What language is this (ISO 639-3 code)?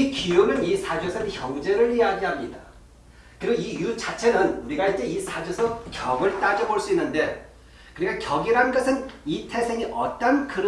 kor